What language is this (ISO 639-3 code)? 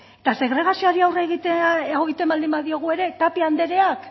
eus